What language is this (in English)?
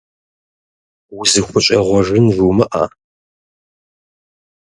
Kabardian